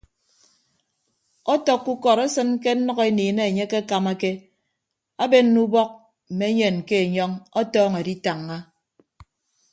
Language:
Ibibio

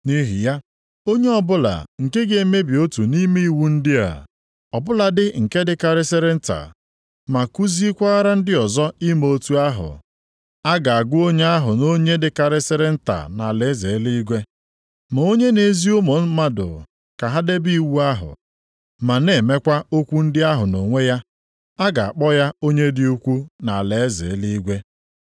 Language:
Igbo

